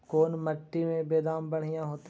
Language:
Magahi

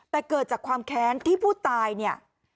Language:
Thai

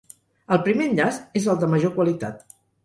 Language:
Catalan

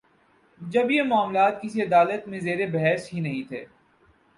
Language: Urdu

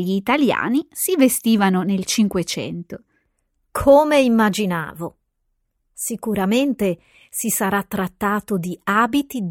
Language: Italian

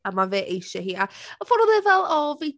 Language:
Welsh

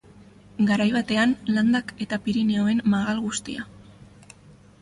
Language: Basque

